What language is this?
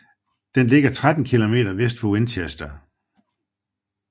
Danish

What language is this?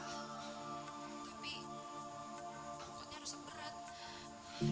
Indonesian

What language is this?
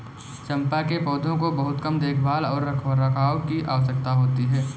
Hindi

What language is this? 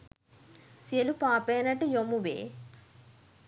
Sinhala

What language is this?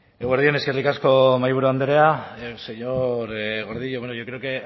Basque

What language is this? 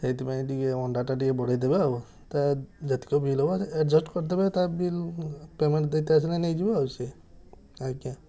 Odia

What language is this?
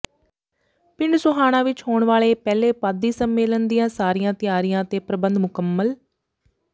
Punjabi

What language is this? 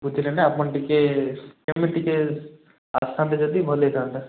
Odia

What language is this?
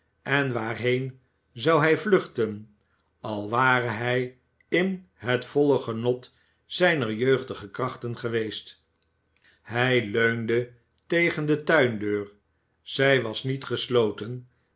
Dutch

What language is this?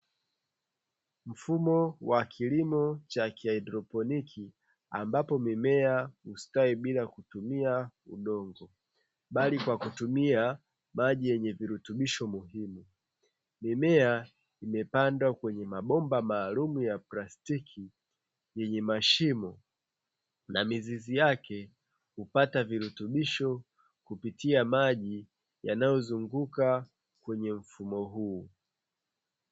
Swahili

